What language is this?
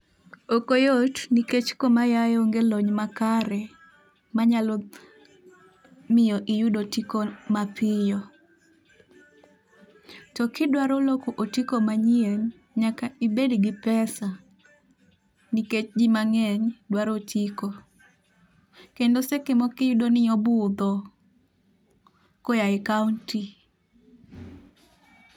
Luo (Kenya and Tanzania)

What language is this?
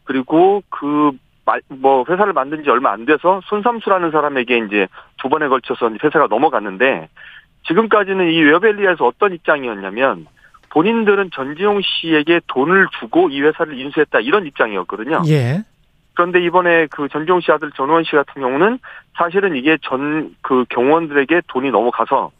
Korean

